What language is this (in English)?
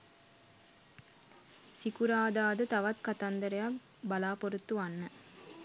Sinhala